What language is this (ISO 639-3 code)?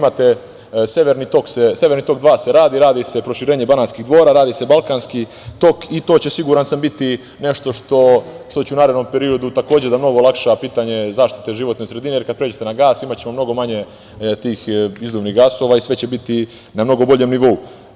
srp